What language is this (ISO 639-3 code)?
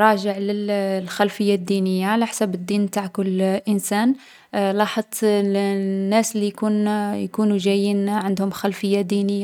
arq